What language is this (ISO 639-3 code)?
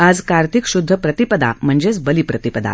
mar